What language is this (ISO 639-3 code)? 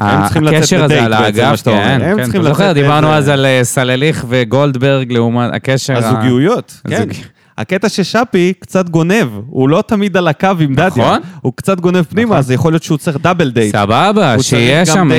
heb